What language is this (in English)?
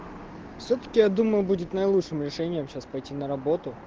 Russian